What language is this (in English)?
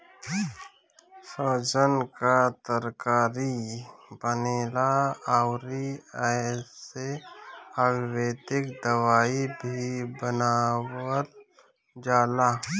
Bhojpuri